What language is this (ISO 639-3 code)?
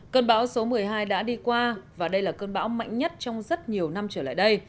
vie